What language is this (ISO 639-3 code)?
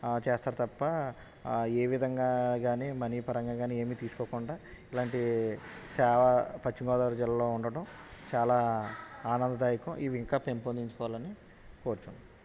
tel